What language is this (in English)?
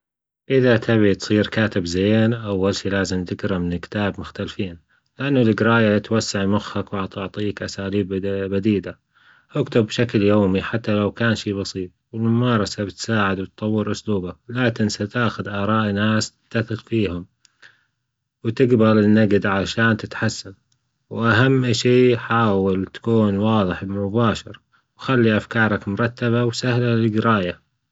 Gulf Arabic